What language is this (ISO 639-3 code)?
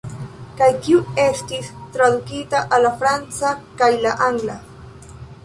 epo